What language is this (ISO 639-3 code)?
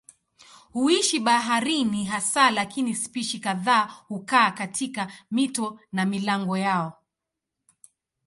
swa